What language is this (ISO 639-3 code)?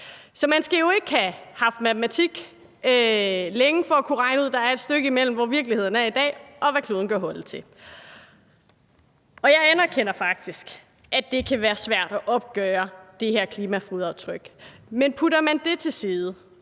dan